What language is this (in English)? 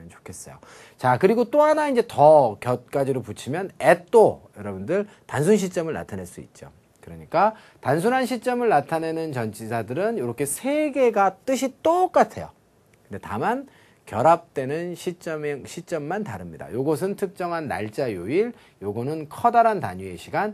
Korean